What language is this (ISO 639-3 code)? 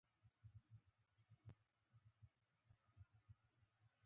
pus